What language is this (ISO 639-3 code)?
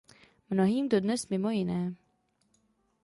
ces